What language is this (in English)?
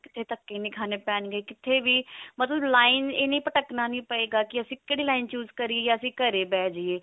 Punjabi